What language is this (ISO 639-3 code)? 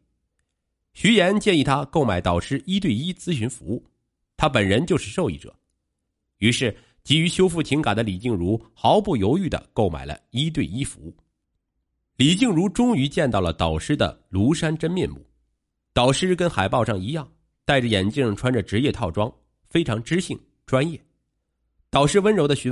zho